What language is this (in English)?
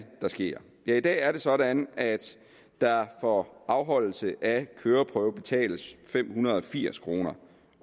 Danish